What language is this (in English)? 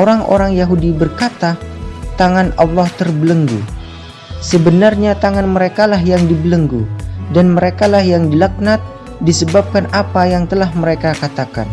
Indonesian